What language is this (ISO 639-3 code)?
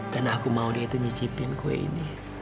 ind